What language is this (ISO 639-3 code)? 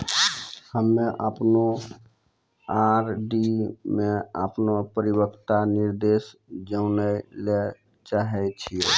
mai